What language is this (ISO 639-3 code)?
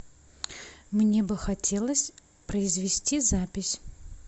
rus